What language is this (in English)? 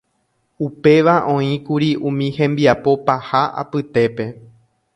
Guarani